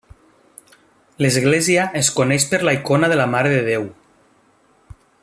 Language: Catalan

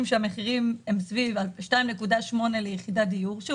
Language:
Hebrew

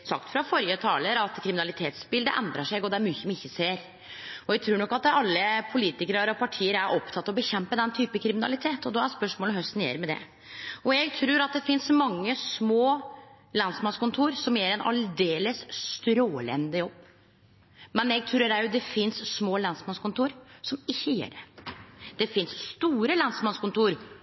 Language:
Norwegian Nynorsk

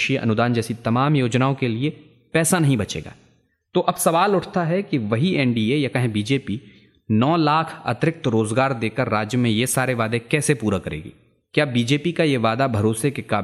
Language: Hindi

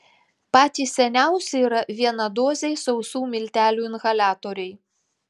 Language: Lithuanian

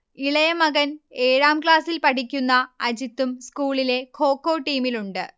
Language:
Malayalam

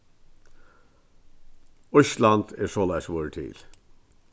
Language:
Faroese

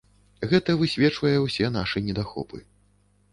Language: Belarusian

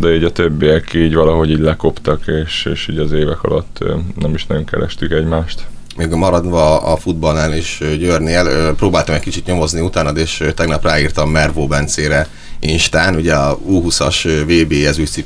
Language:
Hungarian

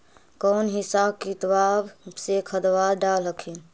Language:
Magahi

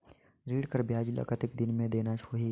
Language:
Chhattisgarhi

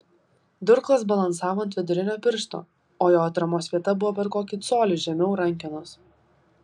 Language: Lithuanian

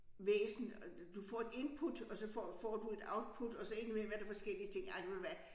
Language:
Danish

